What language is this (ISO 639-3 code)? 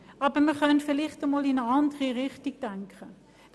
gsw